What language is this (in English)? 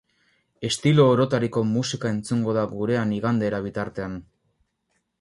Basque